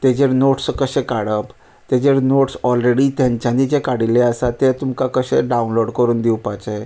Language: Konkani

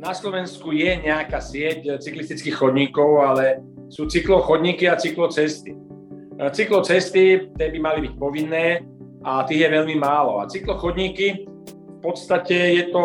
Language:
Slovak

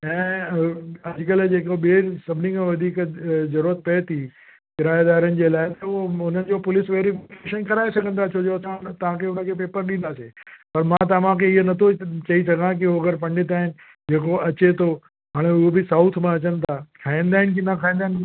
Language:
Sindhi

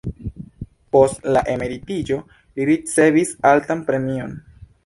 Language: Esperanto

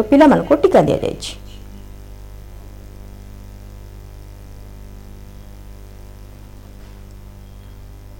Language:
Hindi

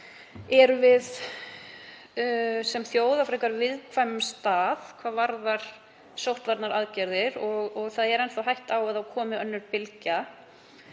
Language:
Icelandic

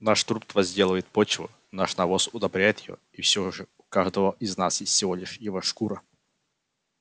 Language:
Russian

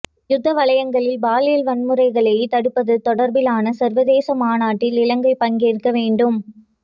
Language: Tamil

